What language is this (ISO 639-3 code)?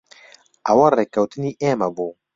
ckb